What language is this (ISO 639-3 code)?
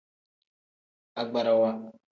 kdh